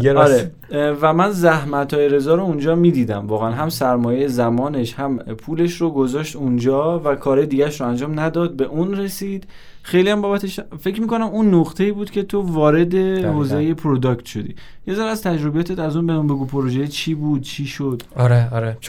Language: Persian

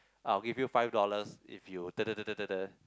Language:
English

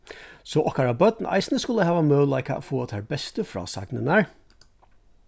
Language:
Faroese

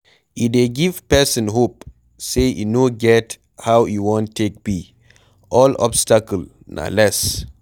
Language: Nigerian Pidgin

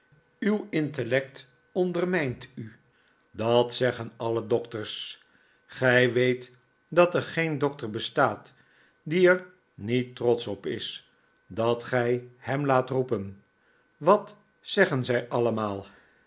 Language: Dutch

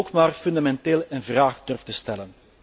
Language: Dutch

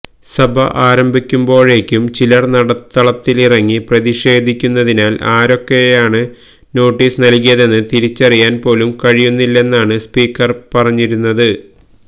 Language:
Malayalam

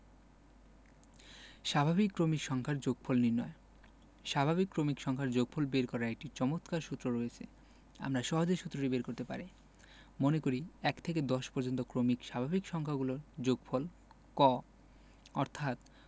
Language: Bangla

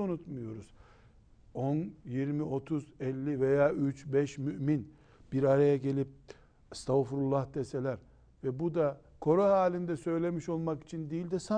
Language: Turkish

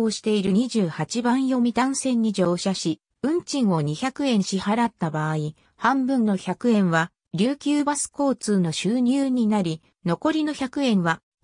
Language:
Japanese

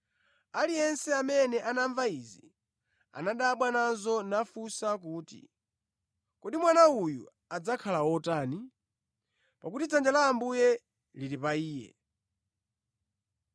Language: Nyanja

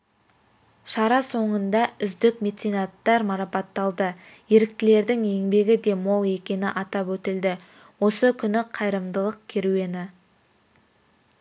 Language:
Kazakh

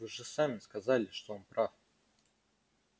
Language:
Russian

